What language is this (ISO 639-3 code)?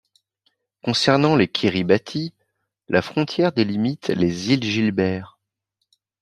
fra